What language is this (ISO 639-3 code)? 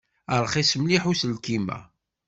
kab